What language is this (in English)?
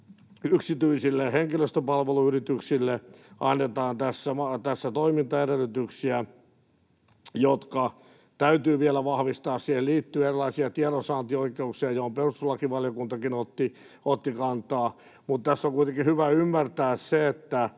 Finnish